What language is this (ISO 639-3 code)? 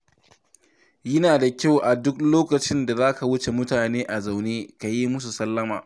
hau